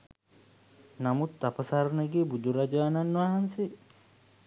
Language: Sinhala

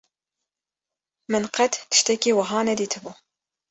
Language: Kurdish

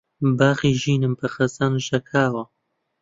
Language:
Central Kurdish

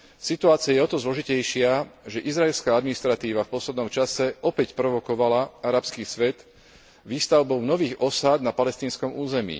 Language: Slovak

